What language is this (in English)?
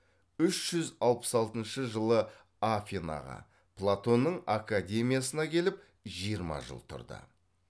Kazakh